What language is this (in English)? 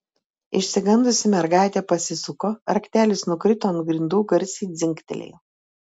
Lithuanian